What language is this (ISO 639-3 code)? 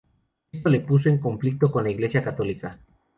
spa